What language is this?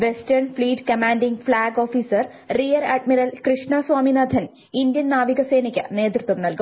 Malayalam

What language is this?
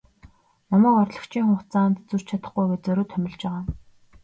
Mongolian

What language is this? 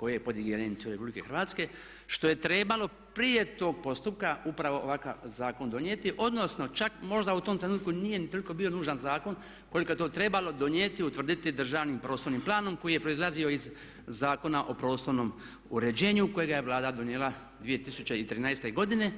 Croatian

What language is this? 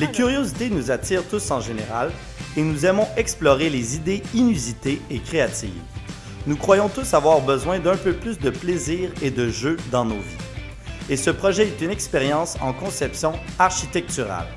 French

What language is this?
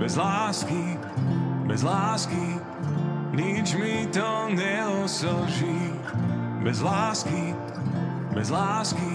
Slovak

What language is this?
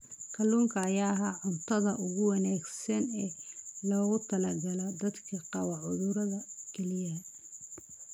Somali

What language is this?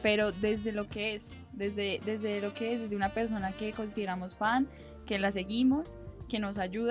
Spanish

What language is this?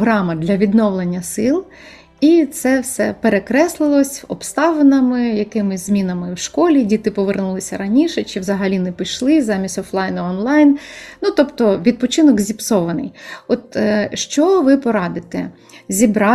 Ukrainian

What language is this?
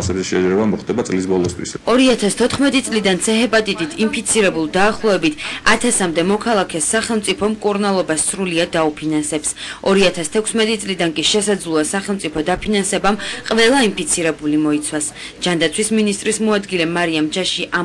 Romanian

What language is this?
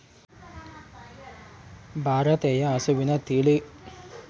Kannada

